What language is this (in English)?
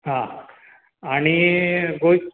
Konkani